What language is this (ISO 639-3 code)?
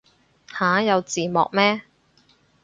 yue